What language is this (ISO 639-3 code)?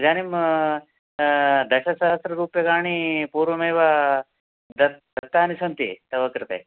san